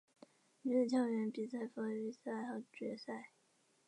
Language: Chinese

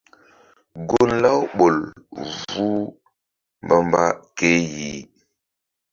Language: Mbum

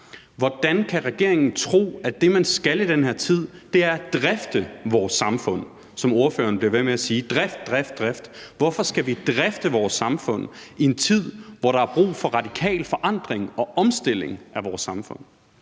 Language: Danish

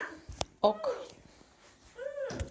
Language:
Russian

